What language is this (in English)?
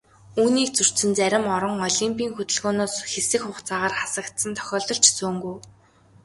Mongolian